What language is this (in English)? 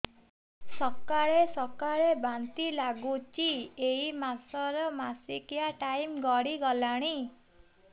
Odia